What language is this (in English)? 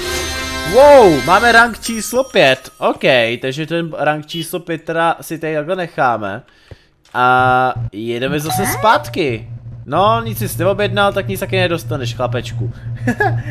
Czech